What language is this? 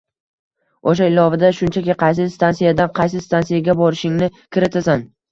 Uzbek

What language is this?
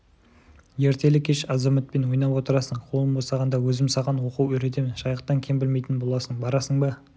Kazakh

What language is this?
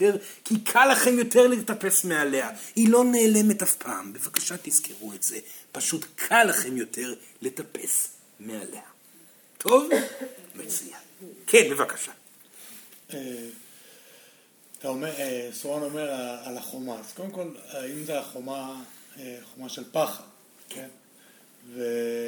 Hebrew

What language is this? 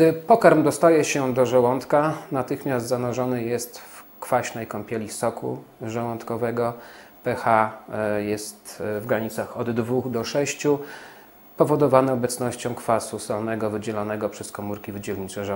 Polish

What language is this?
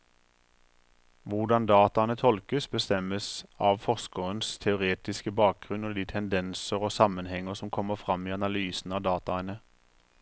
Norwegian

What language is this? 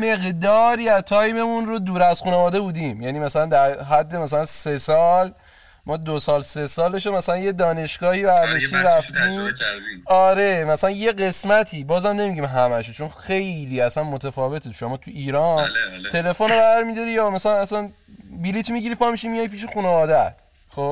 Persian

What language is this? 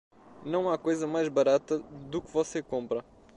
Portuguese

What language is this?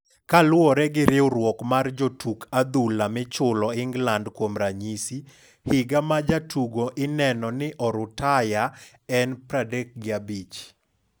Luo (Kenya and Tanzania)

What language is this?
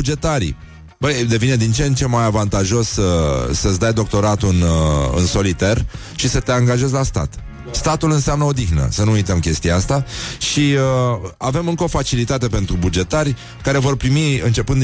Romanian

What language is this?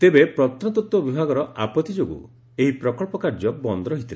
Odia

